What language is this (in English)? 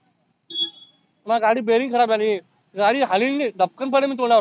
Marathi